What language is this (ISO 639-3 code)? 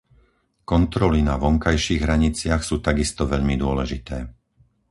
slk